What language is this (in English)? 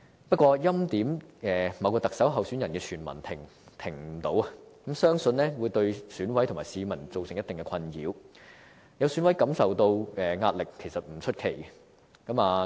Cantonese